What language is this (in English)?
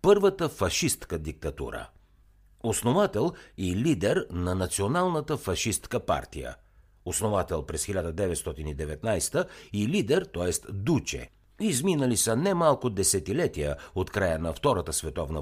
Bulgarian